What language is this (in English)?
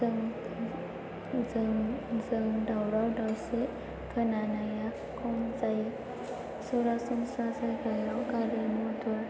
Bodo